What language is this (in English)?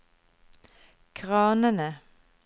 Norwegian